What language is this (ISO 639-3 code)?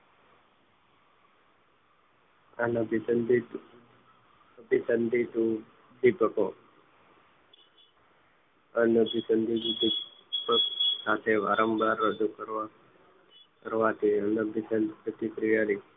guj